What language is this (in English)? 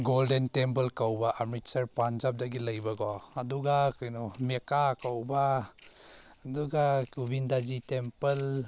Manipuri